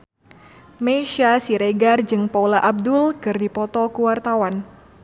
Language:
Sundanese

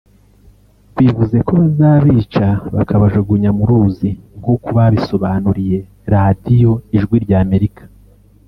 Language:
Kinyarwanda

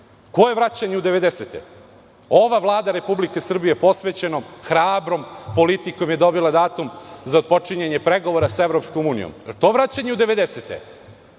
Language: Serbian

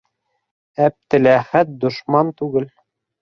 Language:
Bashkir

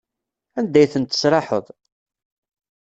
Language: Kabyle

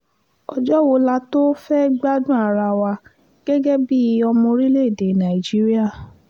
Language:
Yoruba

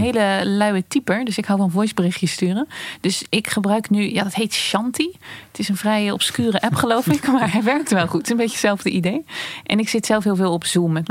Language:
Dutch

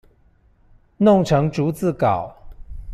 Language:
Chinese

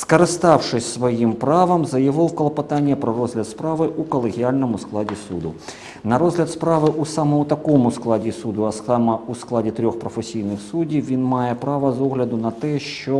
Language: Ukrainian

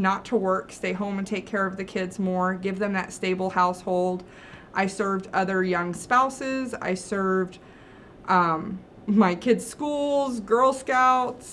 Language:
English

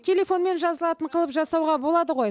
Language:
Kazakh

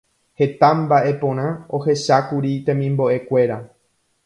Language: Guarani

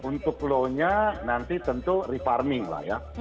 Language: Indonesian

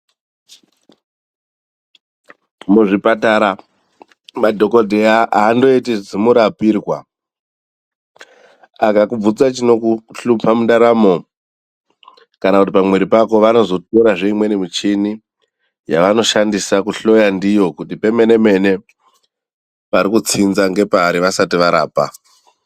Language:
Ndau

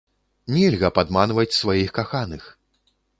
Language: Belarusian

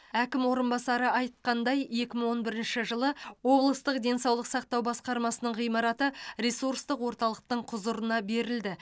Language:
Kazakh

